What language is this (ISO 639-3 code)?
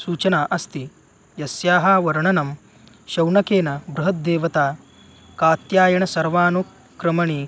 san